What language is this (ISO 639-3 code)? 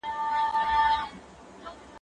pus